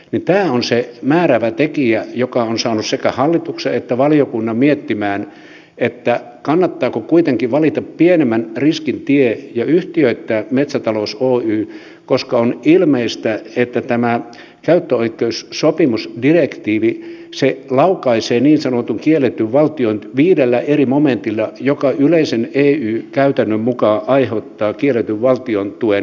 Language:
Finnish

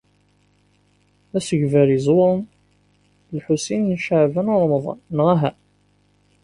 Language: Kabyle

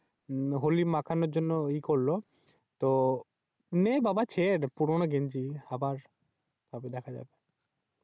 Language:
Bangla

